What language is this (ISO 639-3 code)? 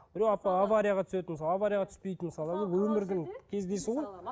kaz